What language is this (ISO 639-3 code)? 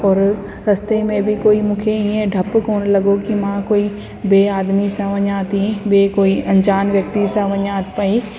snd